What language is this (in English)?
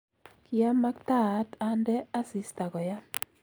Kalenjin